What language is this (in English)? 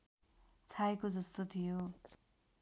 Nepali